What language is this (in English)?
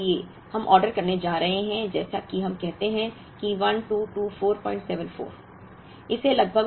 Hindi